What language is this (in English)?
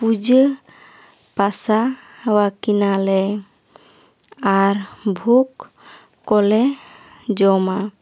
Santali